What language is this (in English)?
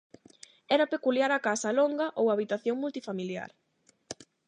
Galician